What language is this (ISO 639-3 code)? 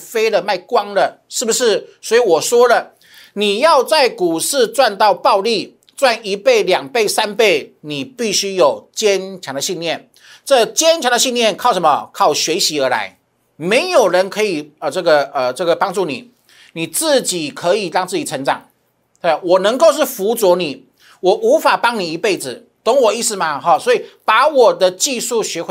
zho